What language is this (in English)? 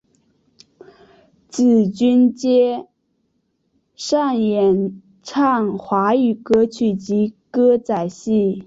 Chinese